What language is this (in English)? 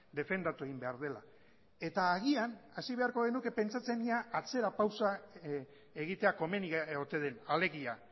Basque